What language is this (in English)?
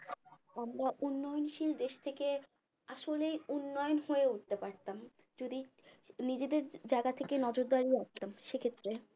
Bangla